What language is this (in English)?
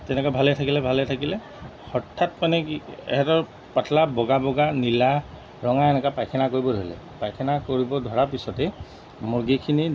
Assamese